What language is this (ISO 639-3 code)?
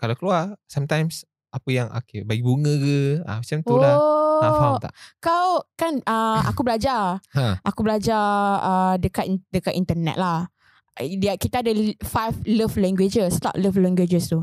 msa